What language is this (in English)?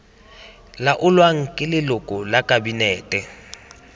Tswana